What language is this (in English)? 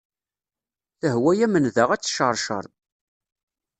Kabyle